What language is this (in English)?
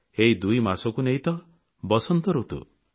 Odia